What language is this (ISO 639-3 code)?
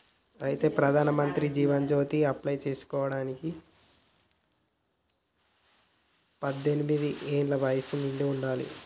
tel